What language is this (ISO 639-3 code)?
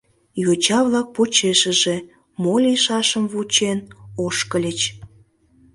chm